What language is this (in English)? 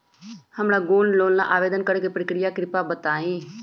Magahi